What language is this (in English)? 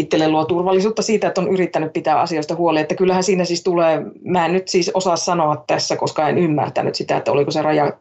Finnish